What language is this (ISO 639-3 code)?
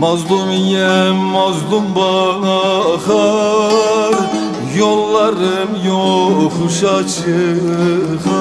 tur